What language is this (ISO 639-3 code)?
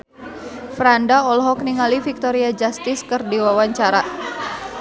sun